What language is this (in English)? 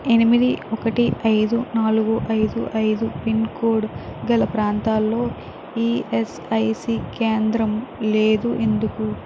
Telugu